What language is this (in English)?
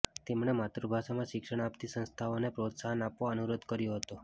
Gujarati